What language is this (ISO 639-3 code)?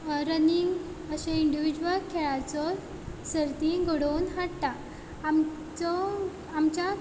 kok